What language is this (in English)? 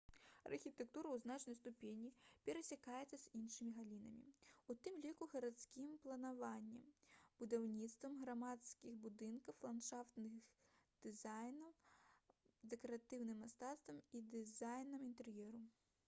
Belarusian